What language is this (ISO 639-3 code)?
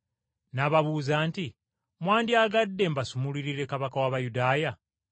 lug